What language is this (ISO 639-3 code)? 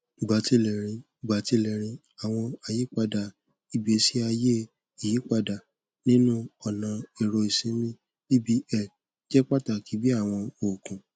yor